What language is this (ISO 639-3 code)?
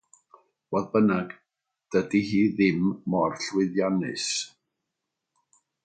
cym